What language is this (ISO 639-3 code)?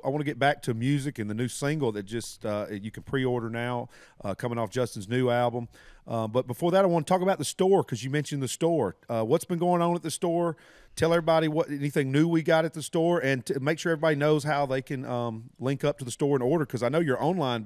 eng